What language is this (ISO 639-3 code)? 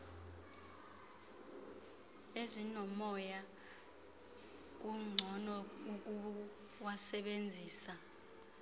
xho